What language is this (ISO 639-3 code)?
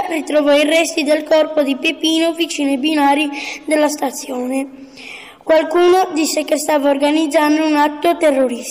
ita